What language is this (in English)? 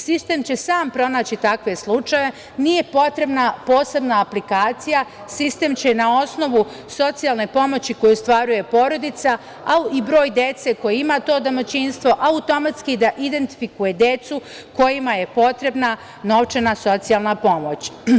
Serbian